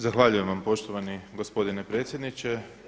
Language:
Croatian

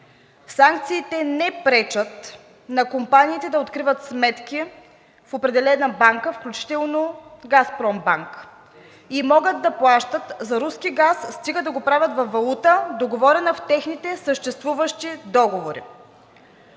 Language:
Bulgarian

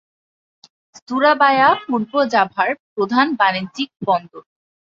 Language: Bangla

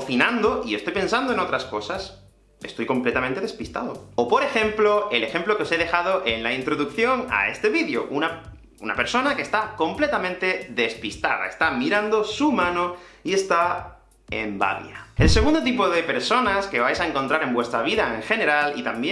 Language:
Spanish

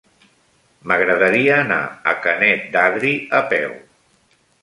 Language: Catalan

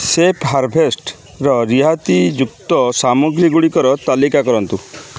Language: Odia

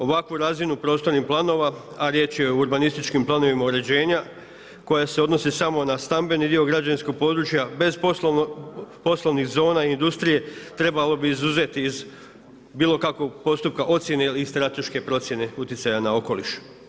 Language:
Croatian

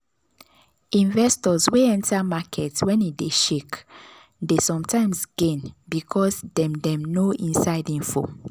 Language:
Nigerian Pidgin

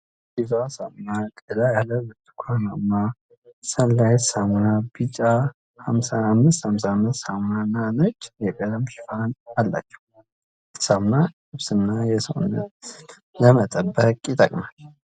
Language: Amharic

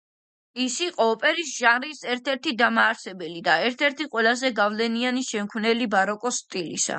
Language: Georgian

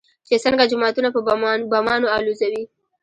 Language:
Pashto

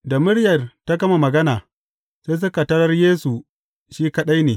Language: Hausa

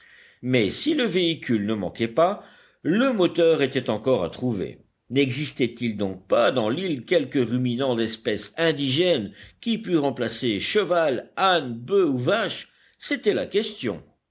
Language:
French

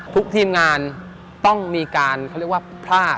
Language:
Thai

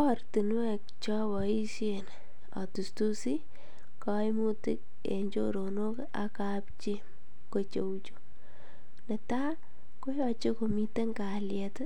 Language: Kalenjin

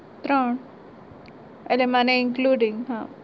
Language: Gujarati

